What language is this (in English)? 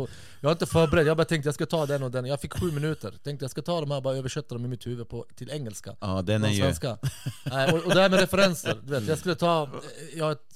Swedish